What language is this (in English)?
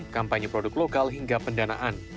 Indonesian